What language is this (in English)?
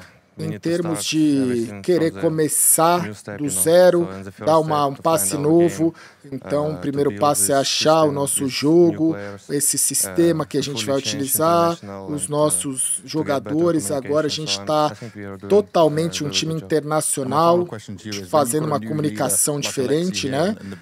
Portuguese